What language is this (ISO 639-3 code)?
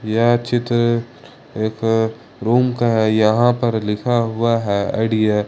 hin